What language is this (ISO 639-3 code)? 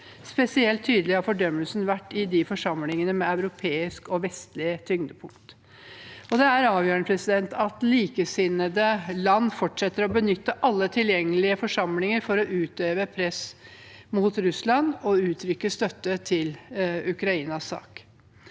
nor